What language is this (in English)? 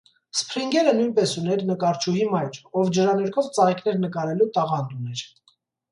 Armenian